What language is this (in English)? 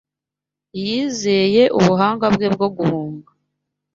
Kinyarwanda